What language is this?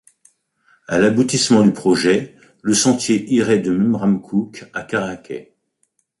French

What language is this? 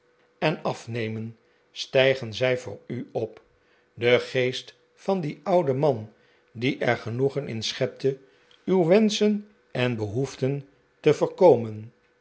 Dutch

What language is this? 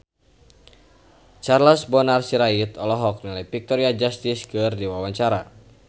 Sundanese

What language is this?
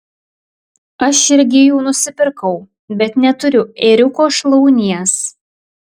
Lithuanian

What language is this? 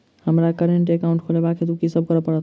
Maithili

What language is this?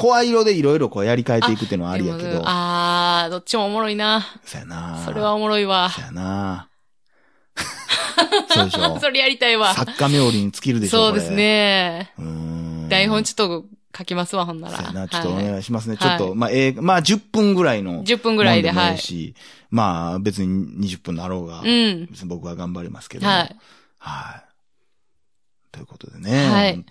Japanese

